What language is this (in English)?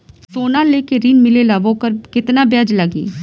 Bhojpuri